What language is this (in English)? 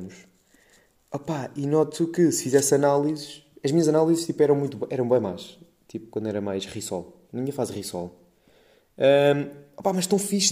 Portuguese